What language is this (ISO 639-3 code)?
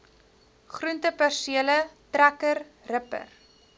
afr